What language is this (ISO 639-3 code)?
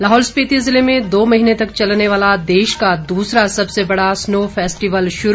hin